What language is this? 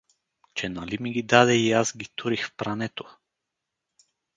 Bulgarian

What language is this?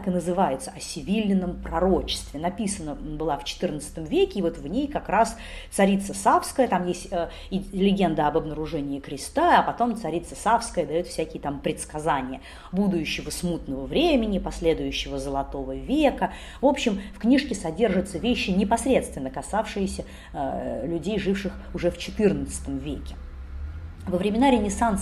Russian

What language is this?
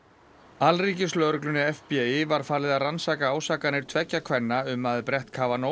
Icelandic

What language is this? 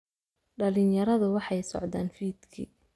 Somali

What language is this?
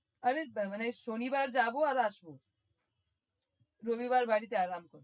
Bangla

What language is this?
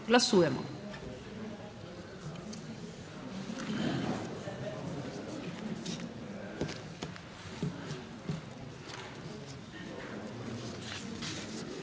Slovenian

